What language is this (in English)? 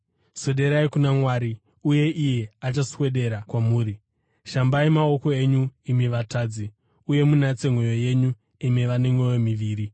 Shona